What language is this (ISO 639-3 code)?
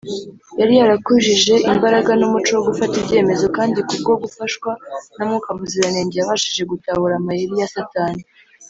kin